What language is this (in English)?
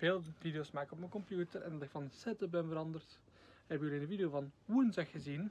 Dutch